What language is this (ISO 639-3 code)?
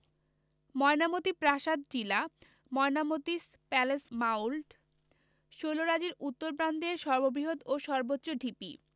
ben